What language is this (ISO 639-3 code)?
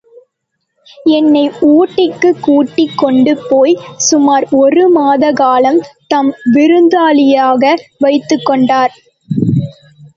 tam